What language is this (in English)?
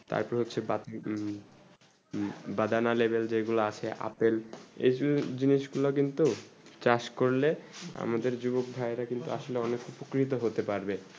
Bangla